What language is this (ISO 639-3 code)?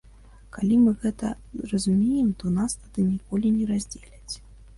bel